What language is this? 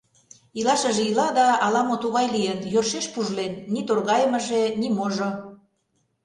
Mari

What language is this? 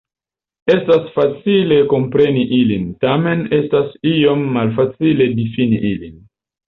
Esperanto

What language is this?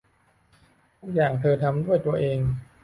Thai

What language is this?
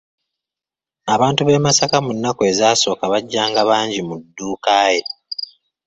Ganda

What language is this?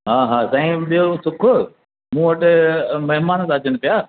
Sindhi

